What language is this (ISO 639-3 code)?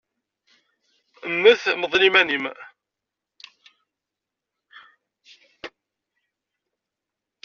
kab